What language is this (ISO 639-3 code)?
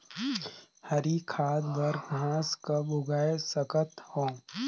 hne